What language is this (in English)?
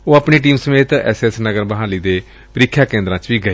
Punjabi